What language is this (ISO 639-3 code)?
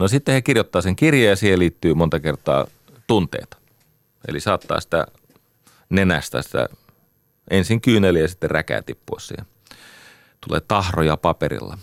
fin